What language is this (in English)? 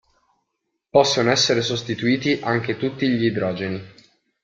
Italian